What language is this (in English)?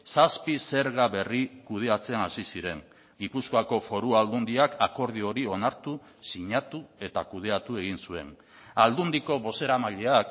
Basque